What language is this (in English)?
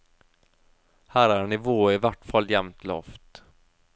Norwegian